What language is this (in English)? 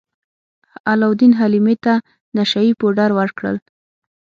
Pashto